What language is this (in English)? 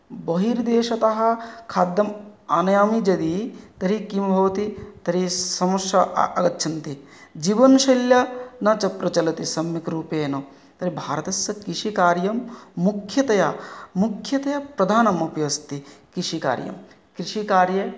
Sanskrit